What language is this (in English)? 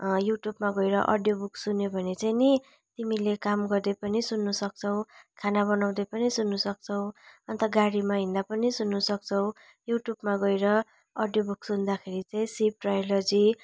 Nepali